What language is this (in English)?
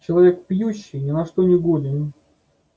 Russian